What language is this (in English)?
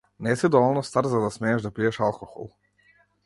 Macedonian